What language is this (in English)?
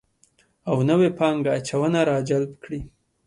Pashto